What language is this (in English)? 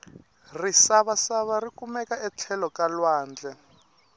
Tsonga